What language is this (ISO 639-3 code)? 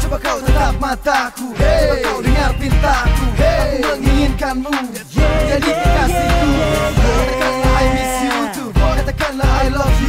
ind